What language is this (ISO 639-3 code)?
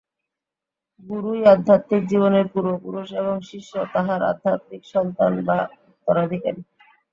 ben